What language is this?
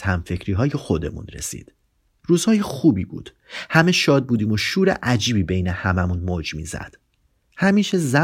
Persian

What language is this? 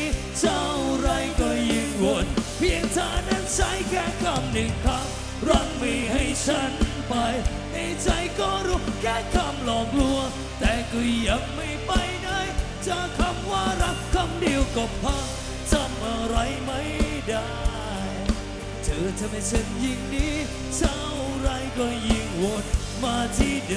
Thai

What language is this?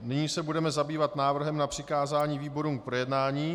Czech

